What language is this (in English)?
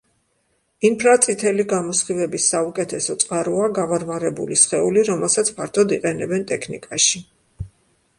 Georgian